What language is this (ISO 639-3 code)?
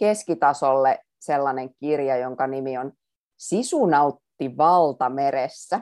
fin